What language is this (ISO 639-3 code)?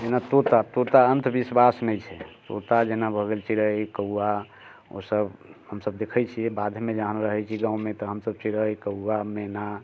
mai